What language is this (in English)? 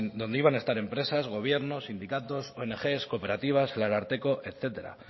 Spanish